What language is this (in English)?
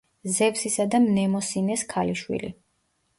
Georgian